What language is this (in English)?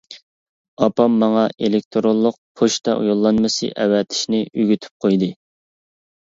Uyghur